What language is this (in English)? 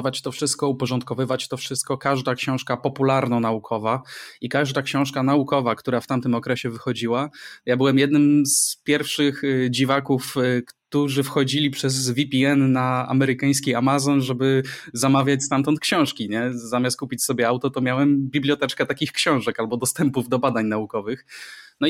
Polish